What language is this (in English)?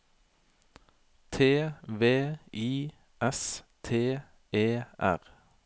Norwegian